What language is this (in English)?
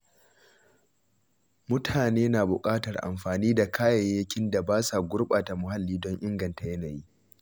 Hausa